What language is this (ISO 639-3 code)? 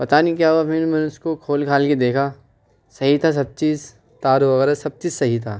urd